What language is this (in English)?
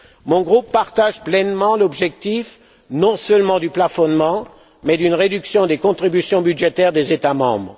French